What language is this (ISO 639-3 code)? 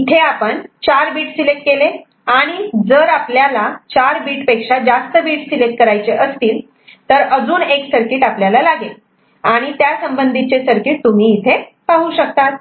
mar